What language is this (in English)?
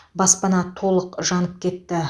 Kazakh